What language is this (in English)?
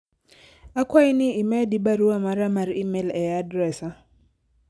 Luo (Kenya and Tanzania)